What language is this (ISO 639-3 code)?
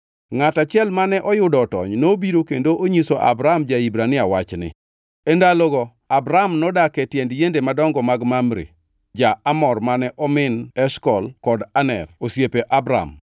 luo